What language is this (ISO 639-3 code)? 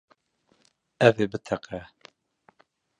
kur